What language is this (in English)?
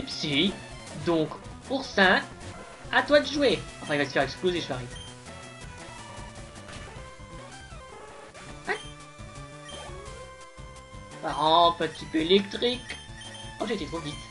French